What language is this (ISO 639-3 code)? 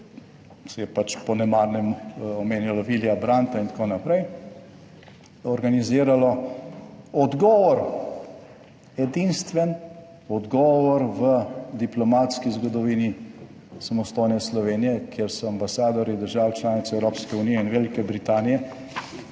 slv